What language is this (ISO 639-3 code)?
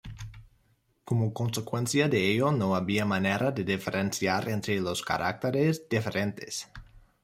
spa